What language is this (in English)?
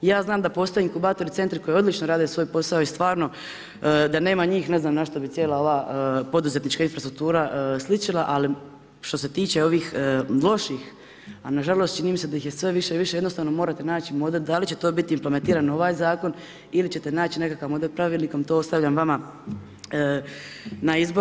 Croatian